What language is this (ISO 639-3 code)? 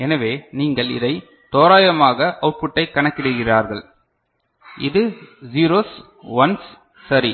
tam